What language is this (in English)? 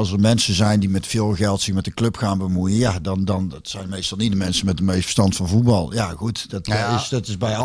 Dutch